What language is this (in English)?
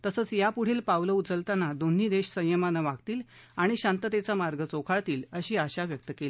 Marathi